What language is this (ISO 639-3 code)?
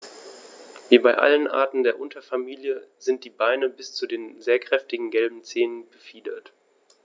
deu